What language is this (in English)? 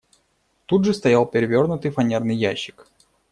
Russian